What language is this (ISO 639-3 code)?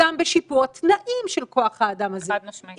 heb